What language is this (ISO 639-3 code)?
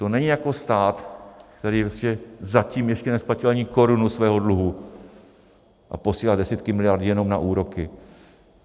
ces